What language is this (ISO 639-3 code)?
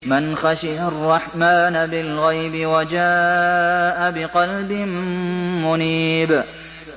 ara